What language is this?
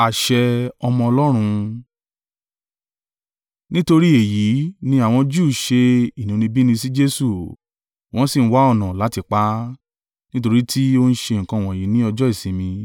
Yoruba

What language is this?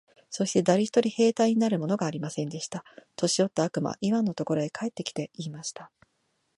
Japanese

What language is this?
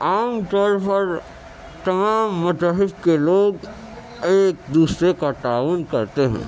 Urdu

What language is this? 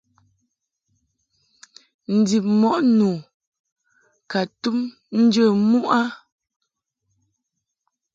Mungaka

